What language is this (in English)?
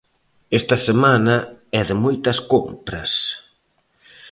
Galician